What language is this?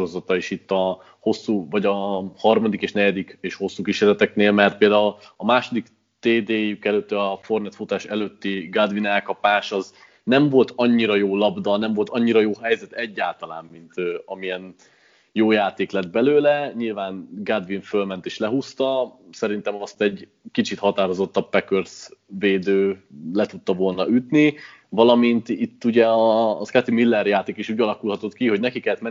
Hungarian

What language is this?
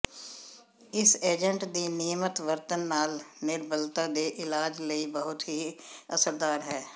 Punjabi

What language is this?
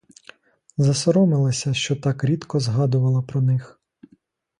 Ukrainian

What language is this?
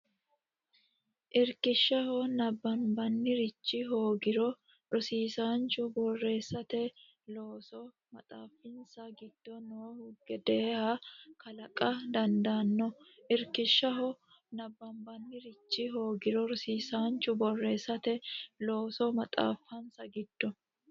Sidamo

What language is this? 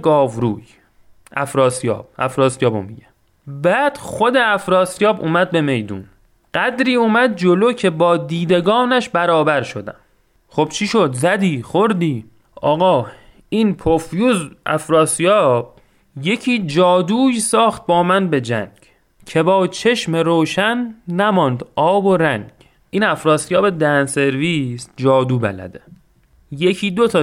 Persian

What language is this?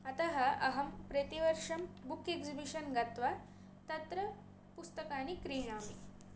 Sanskrit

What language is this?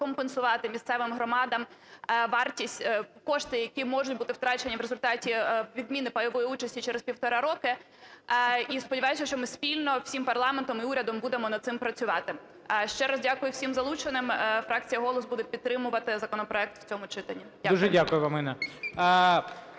Ukrainian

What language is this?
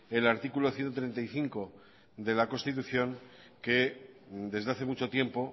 Spanish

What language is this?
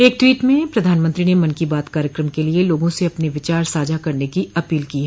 Hindi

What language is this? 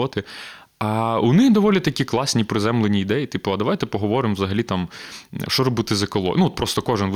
Ukrainian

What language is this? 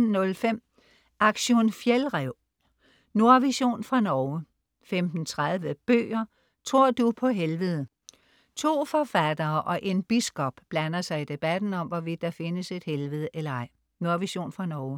Danish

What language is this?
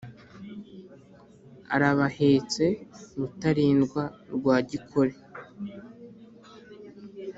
Kinyarwanda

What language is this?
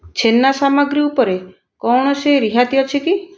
Odia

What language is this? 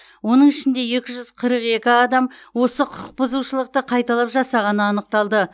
Kazakh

